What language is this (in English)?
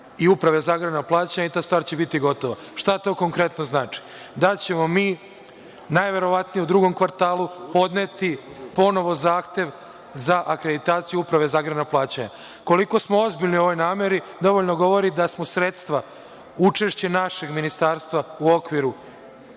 Serbian